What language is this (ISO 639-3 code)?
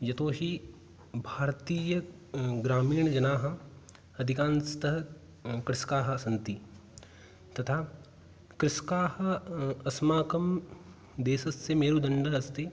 san